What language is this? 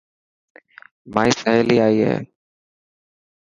Dhatki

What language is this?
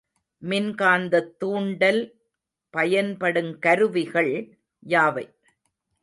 Tamil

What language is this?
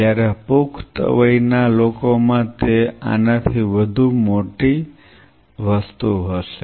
Gujarati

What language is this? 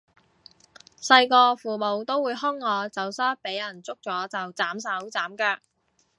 Cantonese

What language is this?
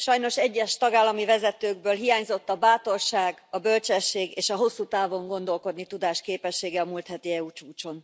Hungarian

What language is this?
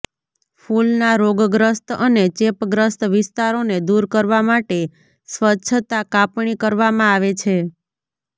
Gujarati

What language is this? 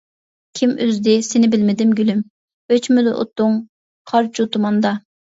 Uyghur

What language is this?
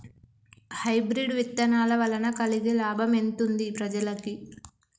Telugu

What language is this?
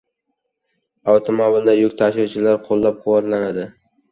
Uzbek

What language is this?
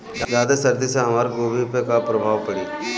Bhojpuri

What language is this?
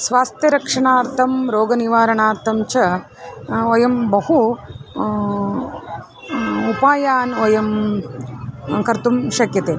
Sanskrit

